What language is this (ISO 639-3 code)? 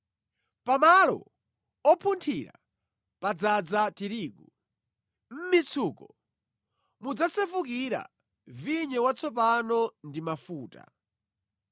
nya